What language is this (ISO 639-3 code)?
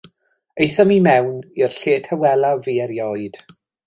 cym